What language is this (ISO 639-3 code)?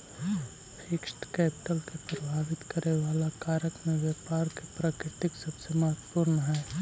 mag